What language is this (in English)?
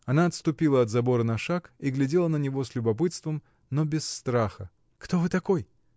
Russian